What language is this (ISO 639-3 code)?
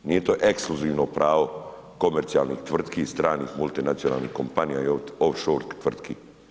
hrv